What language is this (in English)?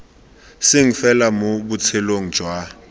Tswana